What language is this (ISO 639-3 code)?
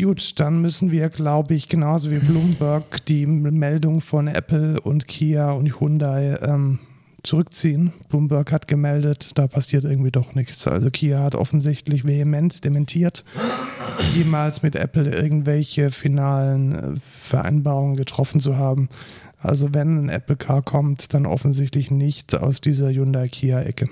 deu